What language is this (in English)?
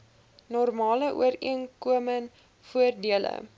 Afrikaans